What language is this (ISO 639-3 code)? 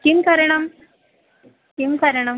san